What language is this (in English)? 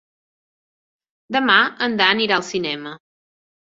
Catalan